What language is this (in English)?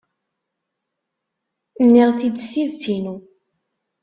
Kabyle